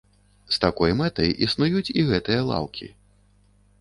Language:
Belarusian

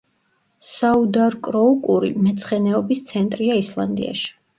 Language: Georgian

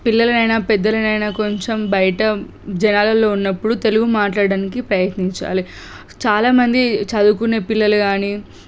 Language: Telugu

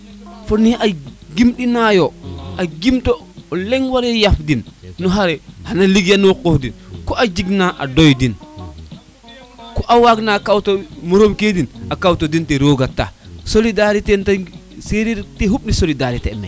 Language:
Serer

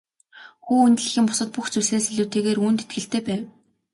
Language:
Mongolian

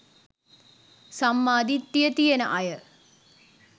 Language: Sinhala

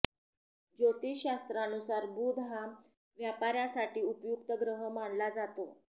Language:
Marathi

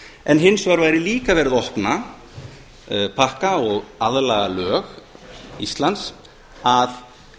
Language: Icelandic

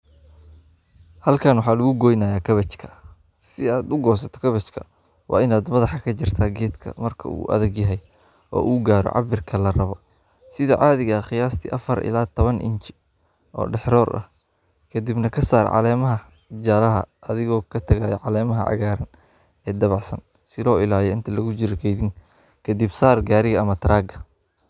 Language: Somali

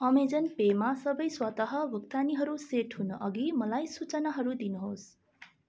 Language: Nepali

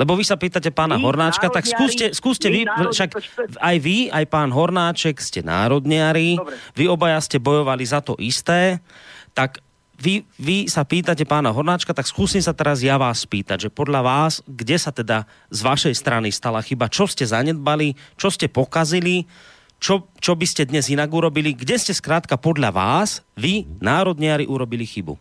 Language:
Slovak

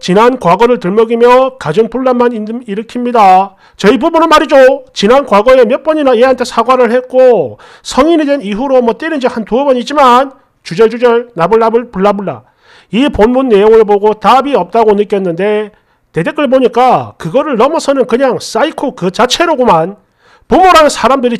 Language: Korean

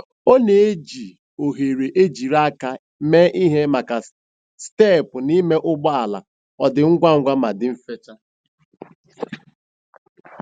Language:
Igbo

